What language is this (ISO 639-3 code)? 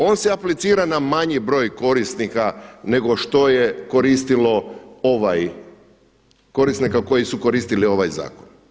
hrv